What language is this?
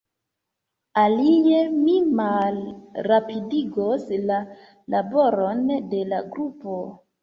Esperanto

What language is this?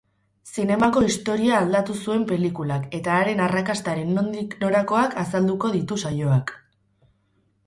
Basque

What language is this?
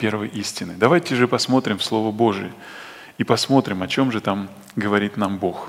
Russian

